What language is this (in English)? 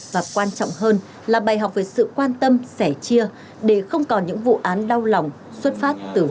Vietnamese